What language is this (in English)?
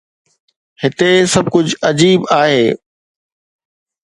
Sindhi